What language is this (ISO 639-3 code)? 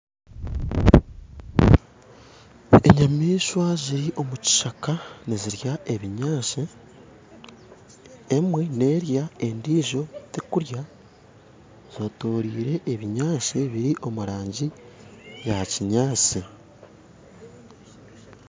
nyn